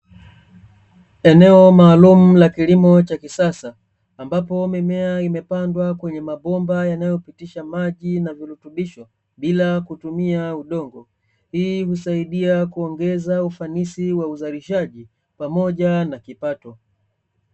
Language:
Swahili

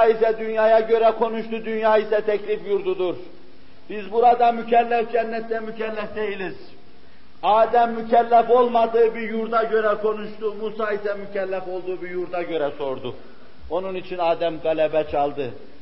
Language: Turkish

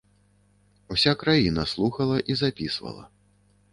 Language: Belarusian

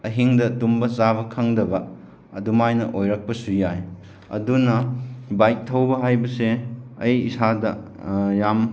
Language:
Manipuri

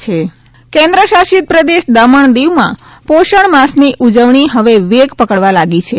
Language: Gujarati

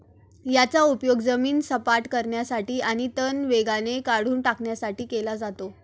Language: Marathi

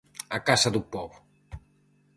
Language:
Galician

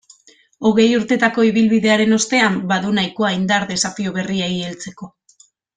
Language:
Basque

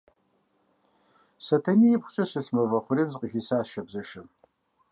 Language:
Kabardian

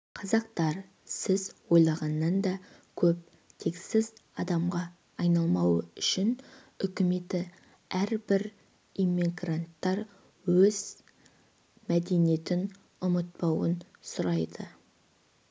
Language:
Kazakh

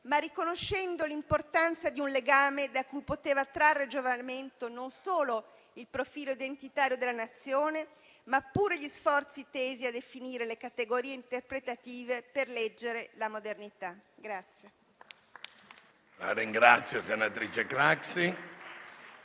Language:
Italian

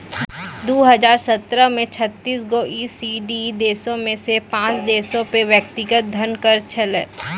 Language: Maithili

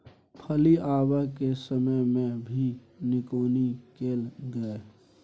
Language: Maithili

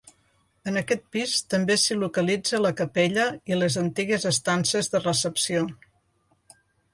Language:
Catalan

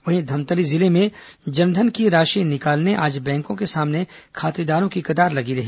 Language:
Hindi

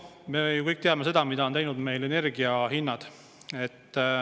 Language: Estonian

